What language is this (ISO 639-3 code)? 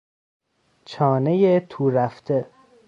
fas